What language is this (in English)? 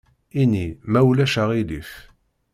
Kabyle